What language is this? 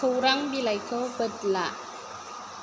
Bodo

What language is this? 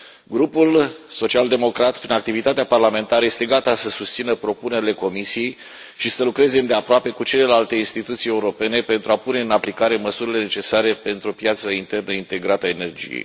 Romanian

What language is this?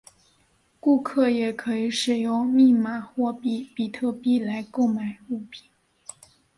Chinese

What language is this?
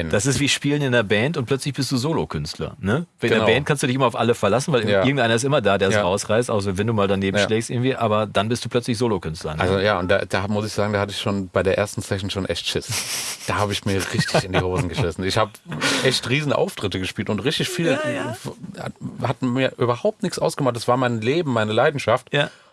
German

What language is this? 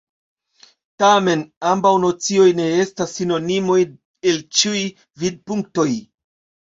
Esperanto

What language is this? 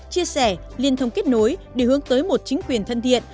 Vietnamese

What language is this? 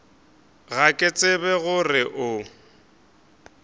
Northern Sotho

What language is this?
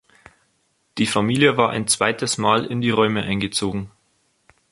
German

